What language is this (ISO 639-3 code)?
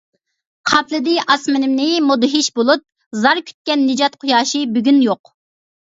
uig